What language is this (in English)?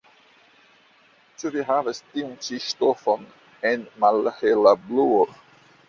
Esperanto